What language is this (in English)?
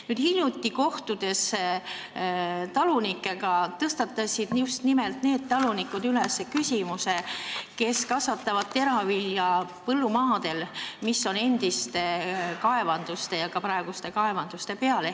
Estonian